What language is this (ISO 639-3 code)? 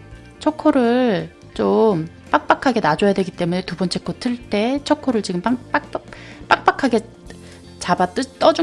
kor